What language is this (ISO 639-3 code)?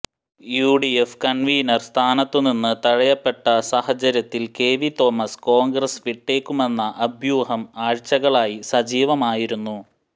mal